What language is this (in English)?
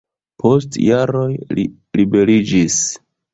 Esperanto